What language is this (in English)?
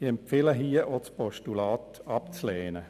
Swiss German